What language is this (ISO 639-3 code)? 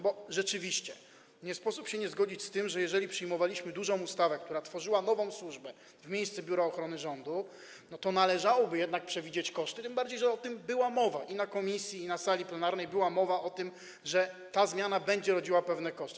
pol